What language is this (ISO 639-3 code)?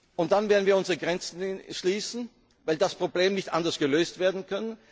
deu